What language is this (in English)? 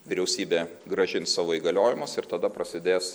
Lithuanian